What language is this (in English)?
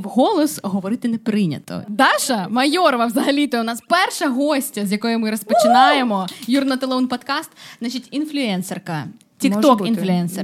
Ukrainian